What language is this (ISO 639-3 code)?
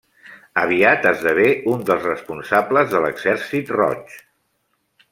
cat